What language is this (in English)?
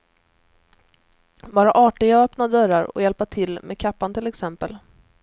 Swedish